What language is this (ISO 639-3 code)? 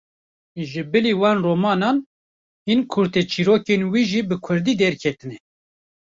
kur